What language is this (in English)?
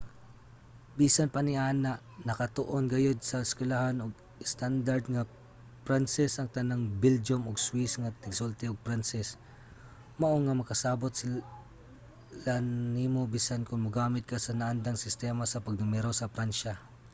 Cebuano